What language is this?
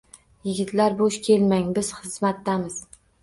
Uzbek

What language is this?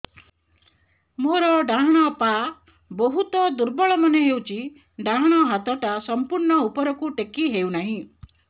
Odia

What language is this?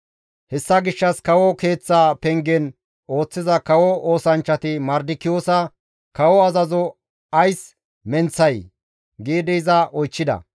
Gamo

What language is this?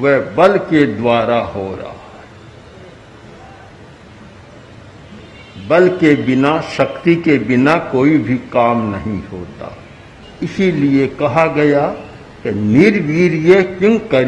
Hindi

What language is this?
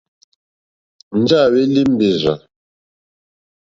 Mokpwe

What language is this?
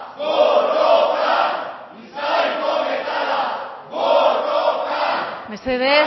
Basque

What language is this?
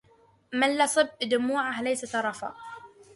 Arabic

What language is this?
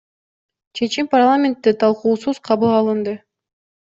Kyrgyz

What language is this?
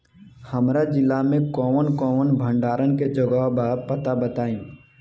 Bhojpuri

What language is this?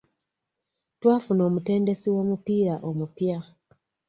Ganda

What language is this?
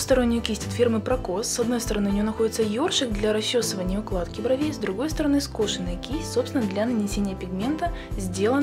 Russian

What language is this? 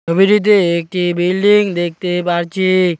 Bangla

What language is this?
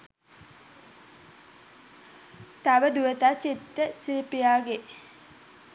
Sinhala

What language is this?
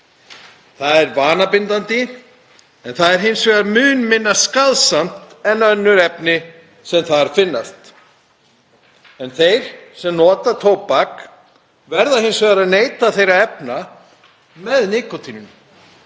Icelandic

